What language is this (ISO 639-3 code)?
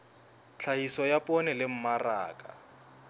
sot